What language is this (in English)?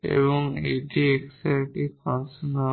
Bangla